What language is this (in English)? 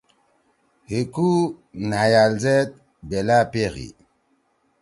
Torwali